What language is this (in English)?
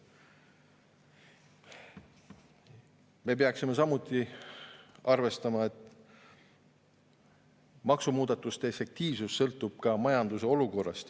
Estonian